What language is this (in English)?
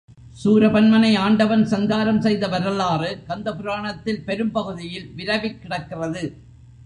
Tamil